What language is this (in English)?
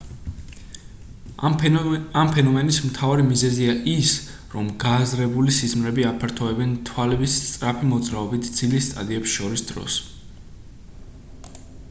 Georgian